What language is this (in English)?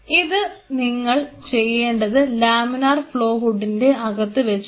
Malayalam